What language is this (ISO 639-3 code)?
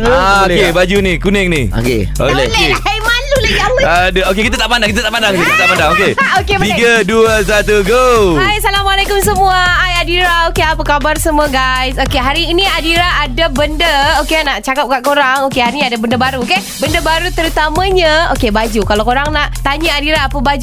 msa